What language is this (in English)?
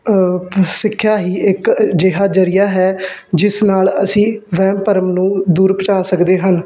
Punjabi